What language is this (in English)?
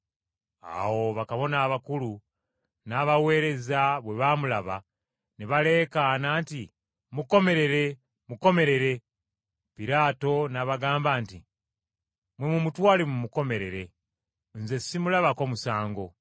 Ganda